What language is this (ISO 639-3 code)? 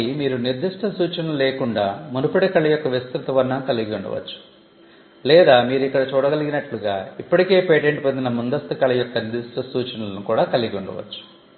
tel